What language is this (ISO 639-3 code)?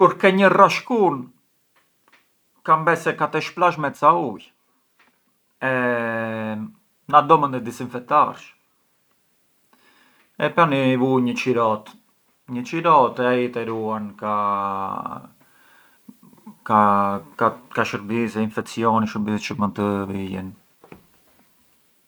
aae